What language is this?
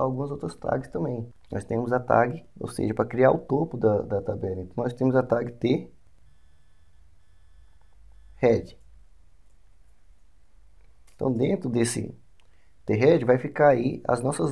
Portuguese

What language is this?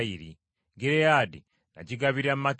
Ganda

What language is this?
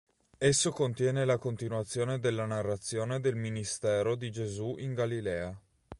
Italian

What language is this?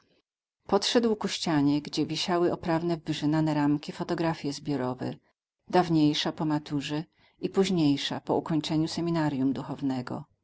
Polish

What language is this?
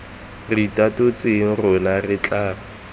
Tswana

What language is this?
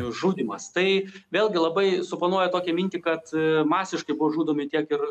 Lithuanian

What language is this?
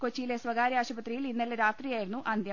Malayalam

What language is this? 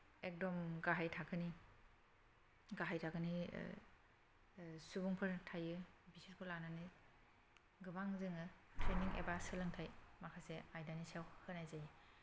Bodo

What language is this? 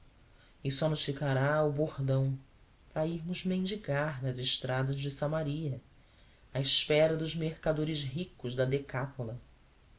Portuguese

